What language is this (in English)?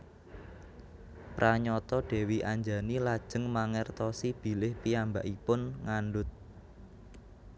Javanese